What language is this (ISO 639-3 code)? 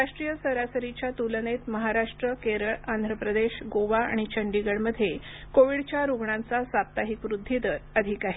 mar